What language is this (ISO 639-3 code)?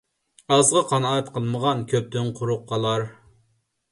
uig